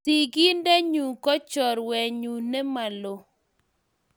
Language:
Kalenjin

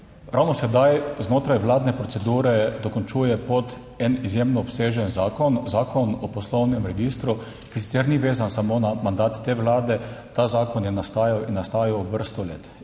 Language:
Slovenian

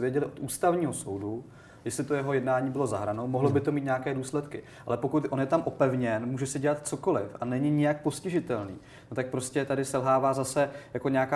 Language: Czech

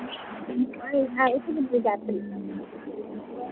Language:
Dogri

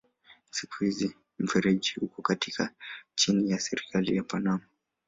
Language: Swahili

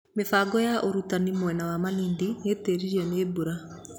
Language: Kikuyu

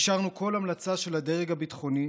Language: Hebrew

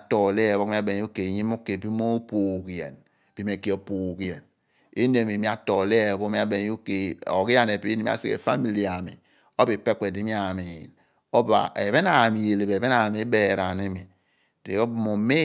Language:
Abua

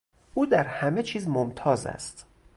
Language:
Persian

